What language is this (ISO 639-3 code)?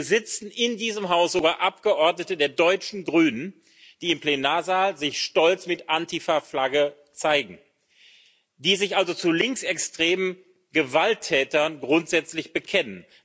deu